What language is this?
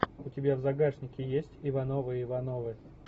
Russian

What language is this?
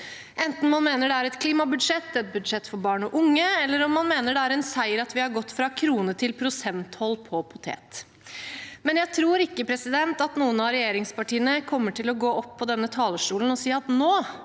Norwegian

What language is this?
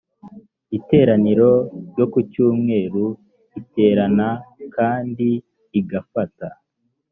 Kinyarwanda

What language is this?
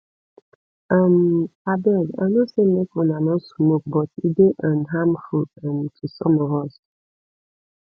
Nigerian Pidgin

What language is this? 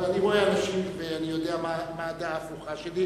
Hebrew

